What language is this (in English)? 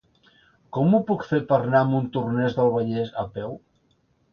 Catalan